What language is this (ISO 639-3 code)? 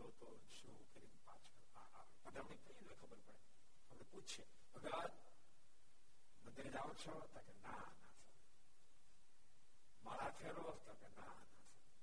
guj